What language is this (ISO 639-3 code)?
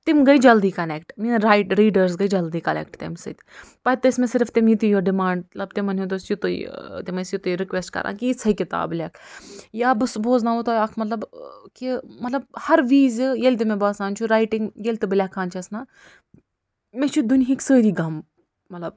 kas